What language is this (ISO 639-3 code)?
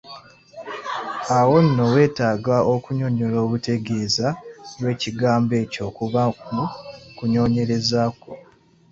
lug